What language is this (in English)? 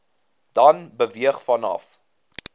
Afrikaans